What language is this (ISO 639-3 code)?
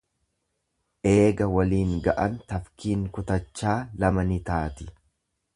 orm